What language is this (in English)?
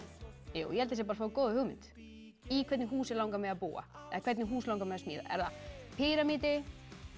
Icelandic